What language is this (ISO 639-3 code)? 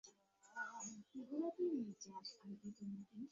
ben